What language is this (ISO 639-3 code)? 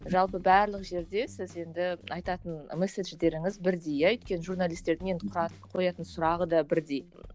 kaz